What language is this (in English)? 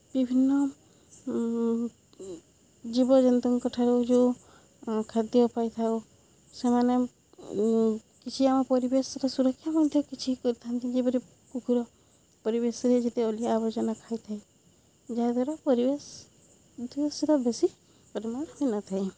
Odia